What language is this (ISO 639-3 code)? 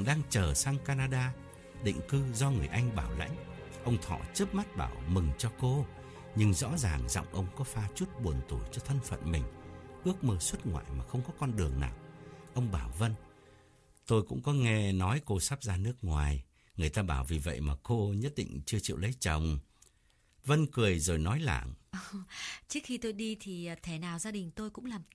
vie